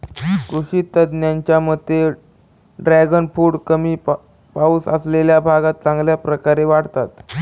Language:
Marathi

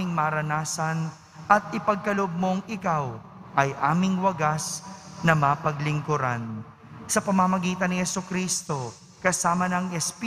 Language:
Filipino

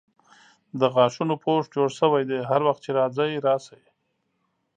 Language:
Pashto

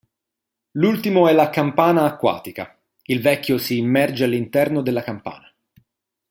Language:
Italian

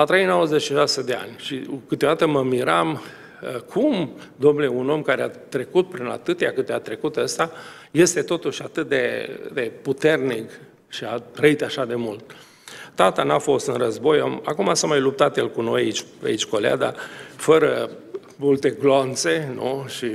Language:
Romanian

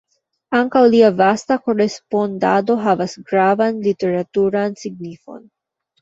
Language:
Esperanto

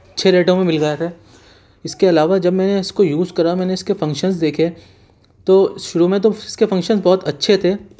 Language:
Urdu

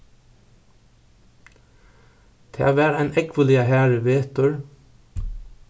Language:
Faroese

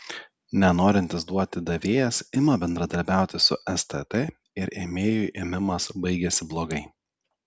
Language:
Lithuanian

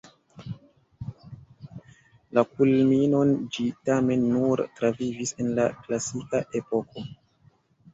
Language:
Esperanto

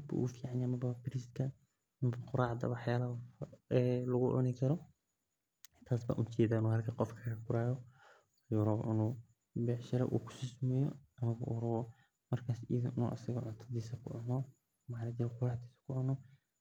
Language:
Somali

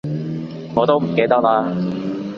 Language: Cantonese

